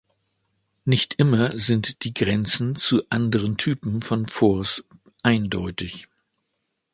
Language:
German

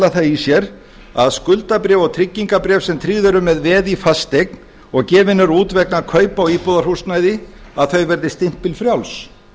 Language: Icelandic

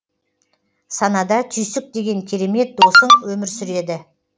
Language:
Kazakh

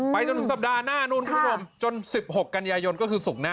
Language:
Thai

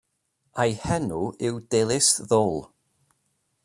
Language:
Welsh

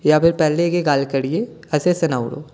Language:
Dogri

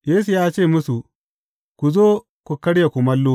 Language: Hausa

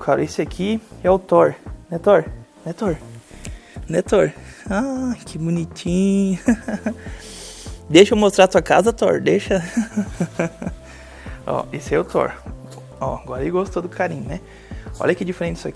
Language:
Portuguese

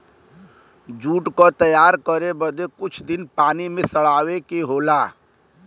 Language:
Bhojpuri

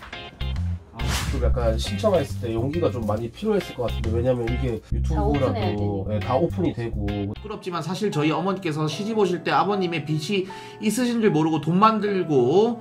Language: Korean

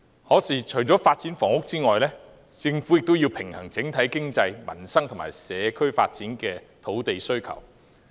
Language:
Cantonese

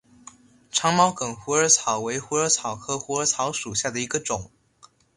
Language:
Chinese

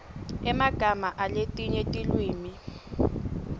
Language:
Swati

